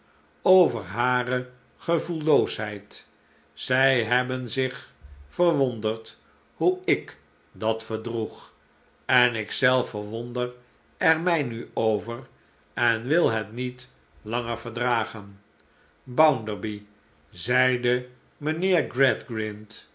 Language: Dutch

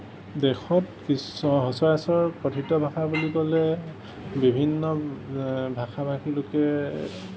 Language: Assamese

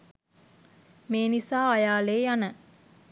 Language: Sinhala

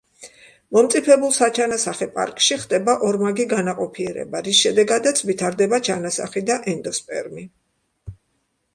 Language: Georgian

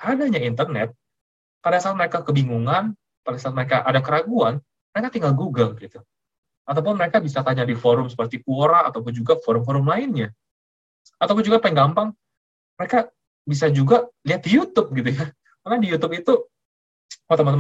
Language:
Indonesian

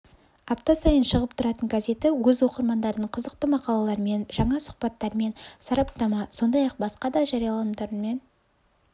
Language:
Kazakh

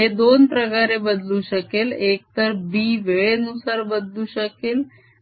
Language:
Marathi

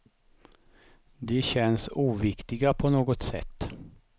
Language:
Swedish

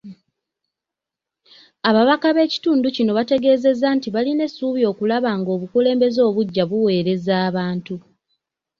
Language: Ganda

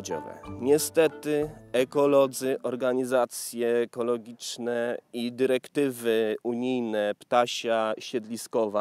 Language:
Polish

